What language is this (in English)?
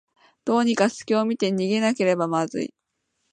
Japanese